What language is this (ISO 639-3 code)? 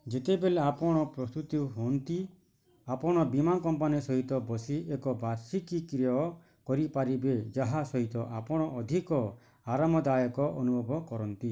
ori